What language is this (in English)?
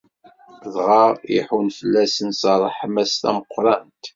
Kabyle